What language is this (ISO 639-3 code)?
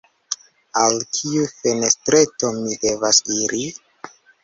epo